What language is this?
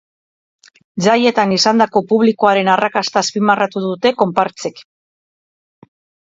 Basque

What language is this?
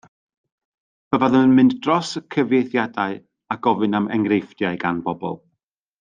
Welsh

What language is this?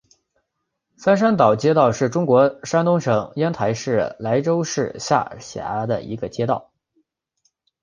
Chinese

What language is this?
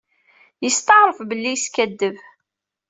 Kabyle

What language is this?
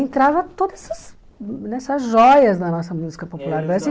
Portuguese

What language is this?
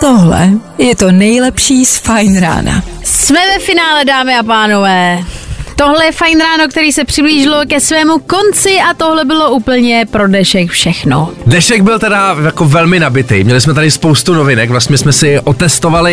Czech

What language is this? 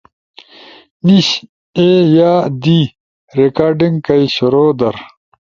Ushojo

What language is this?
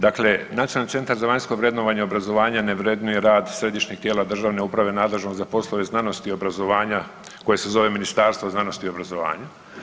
Croatian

